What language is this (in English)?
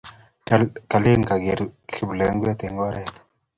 Kalenjin